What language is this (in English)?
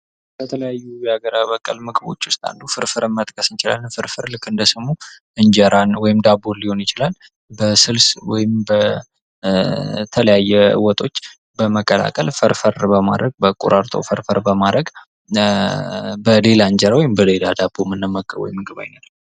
Amharic